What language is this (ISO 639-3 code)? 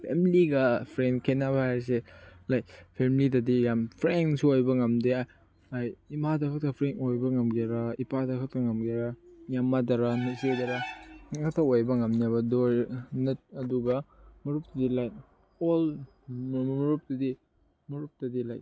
mni